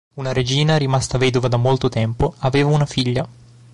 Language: Italian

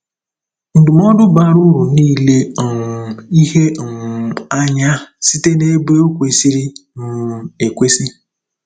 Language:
Igbo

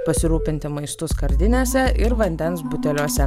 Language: Lithuanian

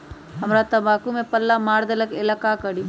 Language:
Magahi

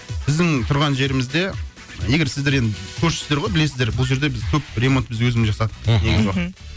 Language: Kazakh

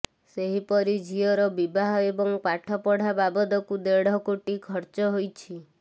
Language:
Odia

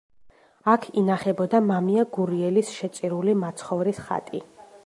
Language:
Georgian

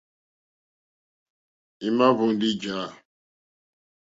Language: Mokpwe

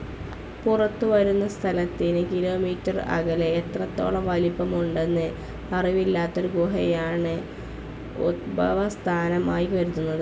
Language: Malayalam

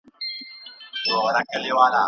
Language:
Pashto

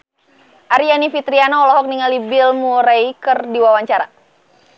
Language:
Sundanese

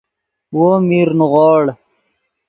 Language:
Yidgha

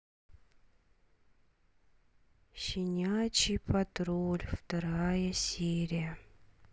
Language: Russian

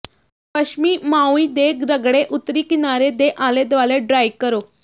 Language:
Punjabi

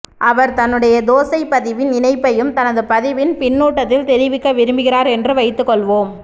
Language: Tamil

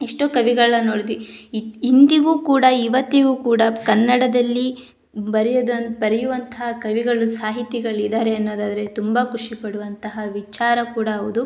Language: Kannada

